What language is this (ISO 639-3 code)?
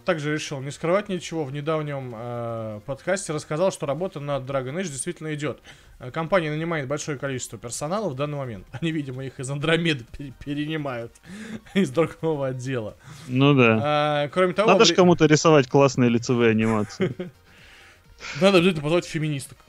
rus